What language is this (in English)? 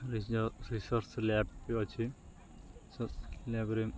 Odia